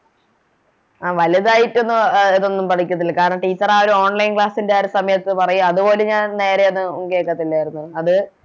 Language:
Malayalam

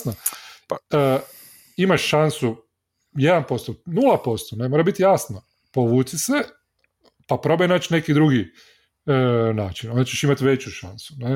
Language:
Croatian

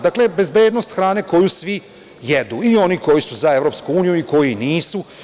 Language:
Serbian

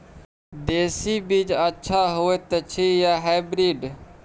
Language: Maithili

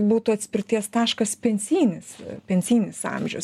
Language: Lithuanian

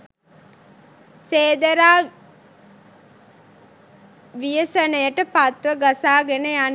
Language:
Sinhala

